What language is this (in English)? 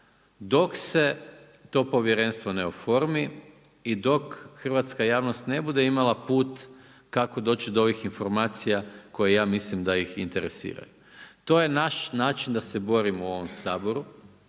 Croatian